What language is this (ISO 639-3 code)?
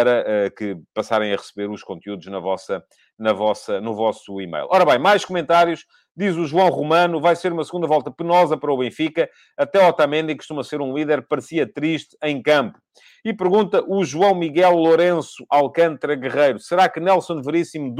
por